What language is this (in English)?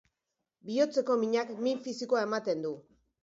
Basque